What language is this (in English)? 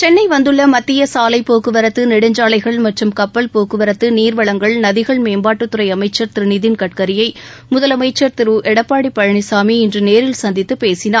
Tamil